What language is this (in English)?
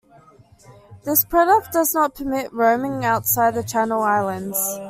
English